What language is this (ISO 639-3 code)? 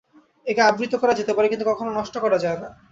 ben